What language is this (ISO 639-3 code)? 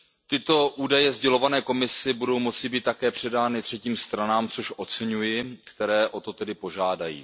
ces